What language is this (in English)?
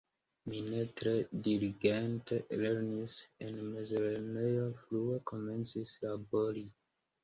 Esperanto